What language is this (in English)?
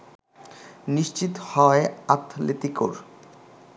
Bangla